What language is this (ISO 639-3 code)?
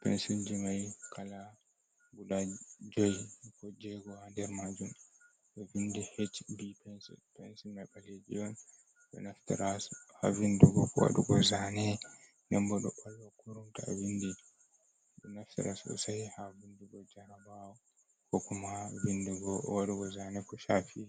ful